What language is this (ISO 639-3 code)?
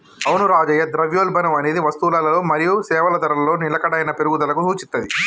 tel